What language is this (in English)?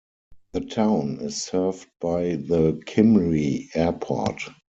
English